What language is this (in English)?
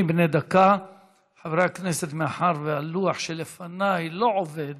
Hebrew